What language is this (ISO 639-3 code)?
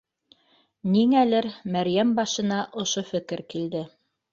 bak